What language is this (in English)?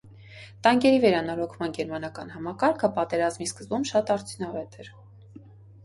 Armenian